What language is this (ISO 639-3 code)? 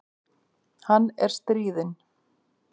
isl